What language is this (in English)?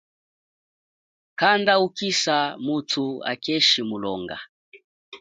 Chokwe